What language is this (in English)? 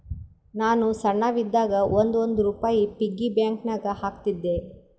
Kannada